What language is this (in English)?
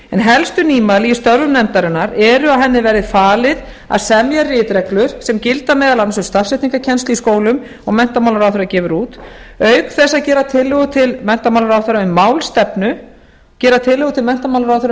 Icelandic